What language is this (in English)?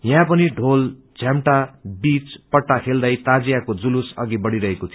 Nepali